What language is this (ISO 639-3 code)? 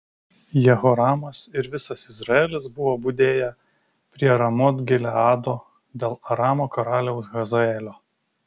lit